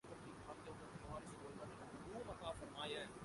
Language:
Urdu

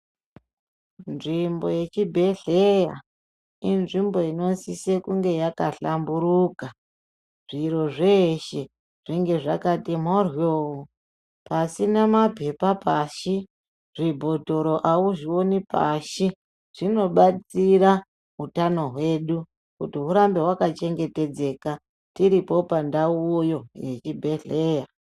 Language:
Ndau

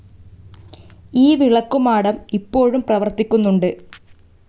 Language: Malayalam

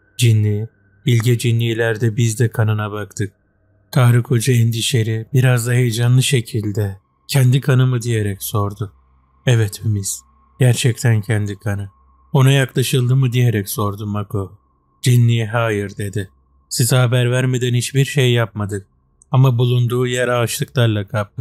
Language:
Turkish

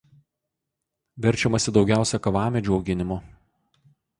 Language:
Lithuanian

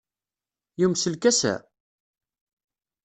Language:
Kabyle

